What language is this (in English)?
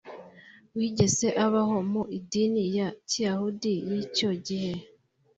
Kinyarwanda